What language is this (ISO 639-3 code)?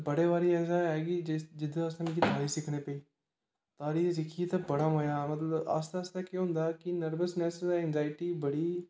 doi